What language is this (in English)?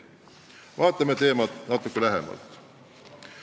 Estonian